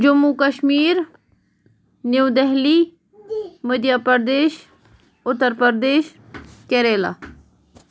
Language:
Kashmiri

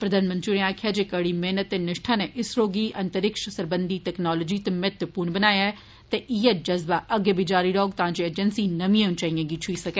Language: Dogri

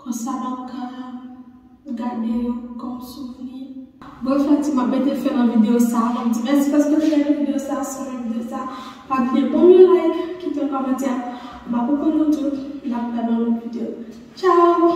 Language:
French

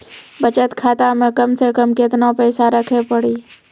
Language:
Maithili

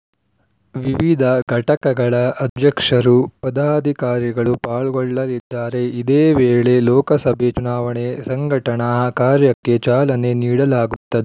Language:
Kannada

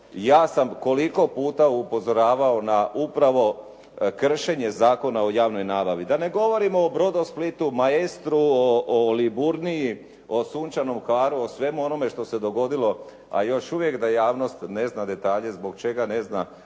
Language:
Croatian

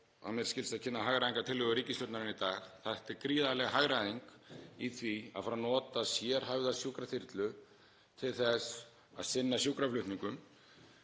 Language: Icelandic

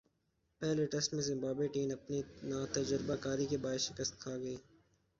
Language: Urdu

